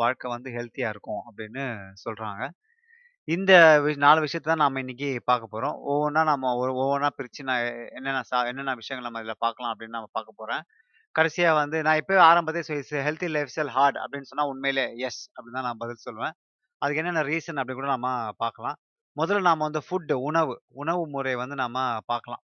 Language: Tamil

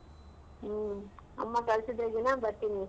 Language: Kannada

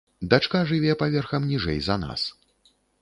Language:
Belarusian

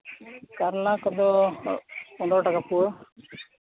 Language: Santali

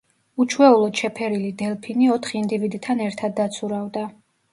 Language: Georgian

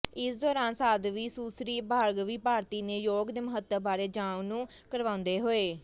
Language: Punjabi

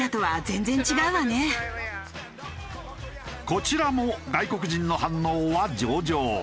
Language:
Japanese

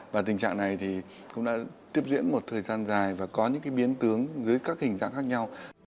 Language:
Vietnamese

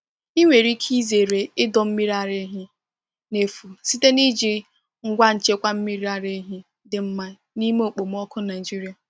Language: Igbo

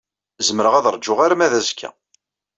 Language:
Kabyle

